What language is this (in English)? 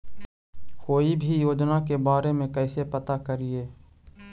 Magahi